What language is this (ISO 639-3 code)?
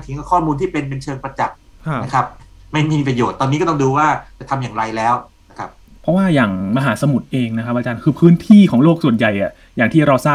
tha